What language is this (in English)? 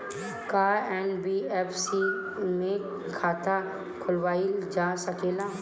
Bhojpuri